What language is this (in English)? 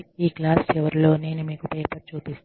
Telugu